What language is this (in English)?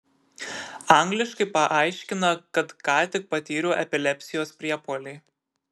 Lithuanian